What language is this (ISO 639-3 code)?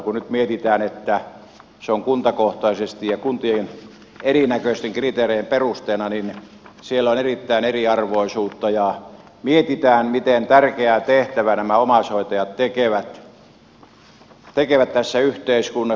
fin